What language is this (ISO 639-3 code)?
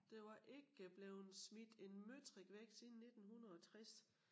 dan